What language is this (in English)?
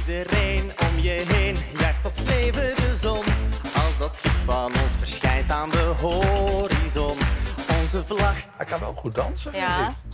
Dutch